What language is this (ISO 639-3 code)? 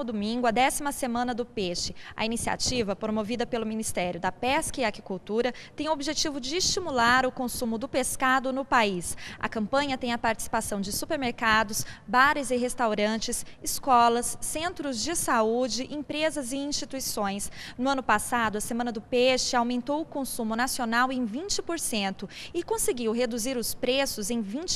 por